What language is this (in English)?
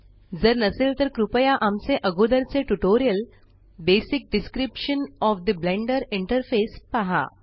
Marathi